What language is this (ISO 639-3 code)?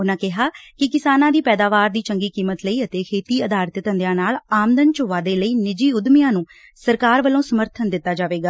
pan